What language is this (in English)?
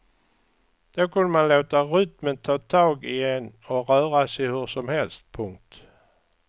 Swedish